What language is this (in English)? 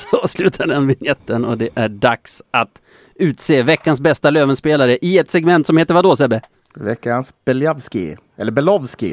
Swedish